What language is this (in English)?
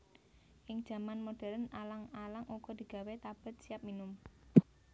Javanese